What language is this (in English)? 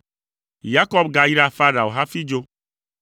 Ewe